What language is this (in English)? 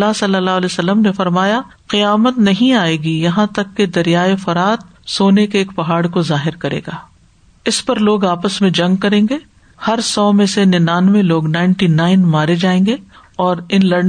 Urdu